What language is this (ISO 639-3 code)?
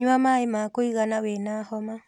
kik